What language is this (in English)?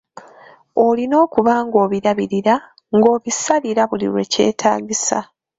Ganda